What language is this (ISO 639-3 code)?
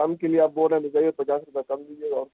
urd